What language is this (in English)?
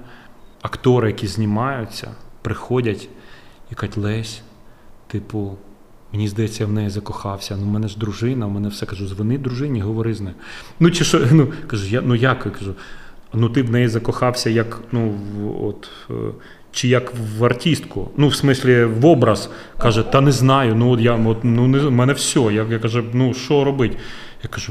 Ukrainian